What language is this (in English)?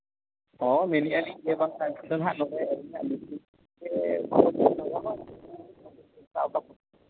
Santali